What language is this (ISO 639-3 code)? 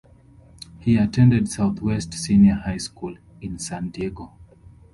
eng